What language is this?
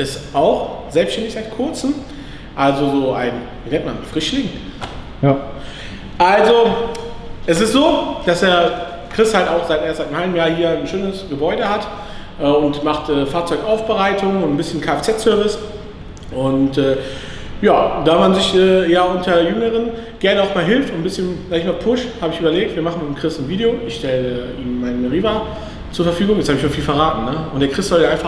German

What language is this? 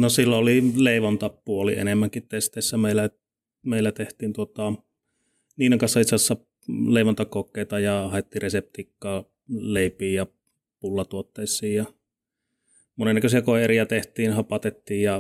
Finnish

